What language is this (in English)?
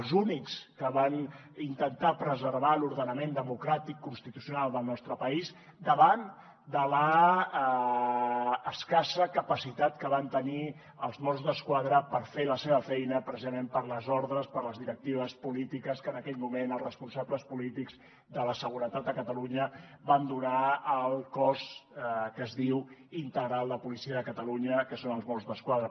Catalan